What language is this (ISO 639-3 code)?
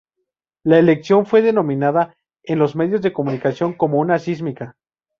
spa